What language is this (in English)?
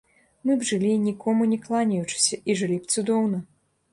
Belarusian